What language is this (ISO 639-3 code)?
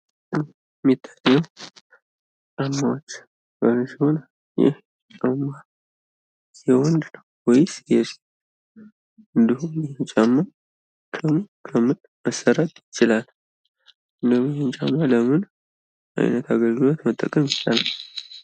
amh